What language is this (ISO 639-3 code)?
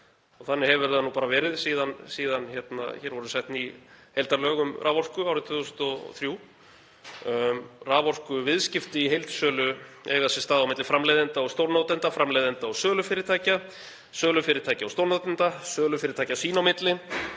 isl